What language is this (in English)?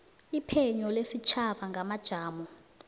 South Ndebele